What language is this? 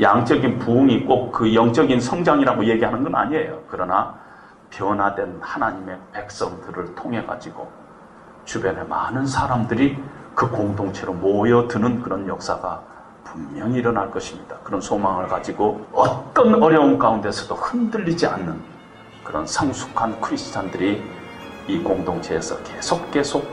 Korean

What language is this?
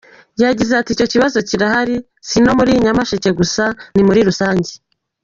Kinyarwanda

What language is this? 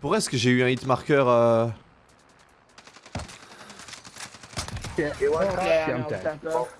French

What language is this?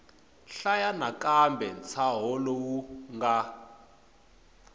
Tsonga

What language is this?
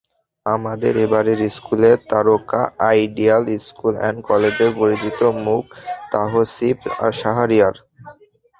Bangla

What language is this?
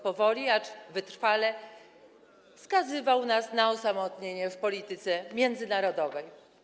Polish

